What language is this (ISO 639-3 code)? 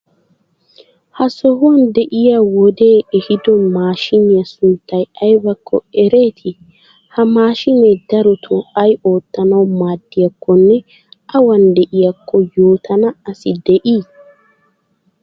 wal